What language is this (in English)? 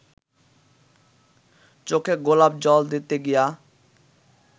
Bangla